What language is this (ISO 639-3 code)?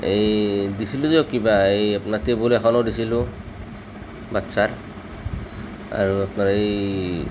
asm